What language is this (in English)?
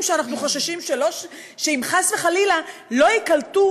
Hebrew